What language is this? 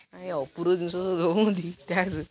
Odia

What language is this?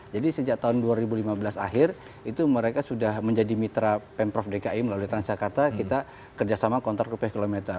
Indonesian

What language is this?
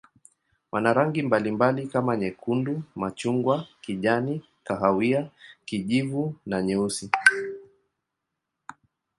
Swahili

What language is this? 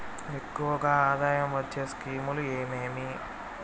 Telugu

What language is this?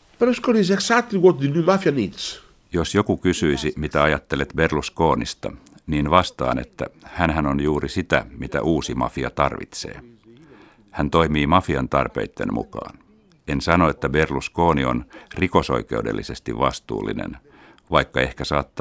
Finnish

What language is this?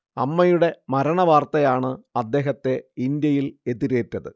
Malayalam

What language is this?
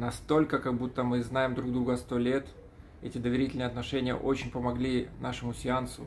Russian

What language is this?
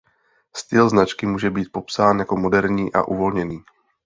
Czech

